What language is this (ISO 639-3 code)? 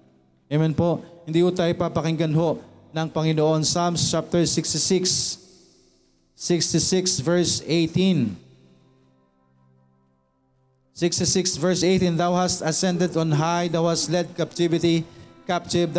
fil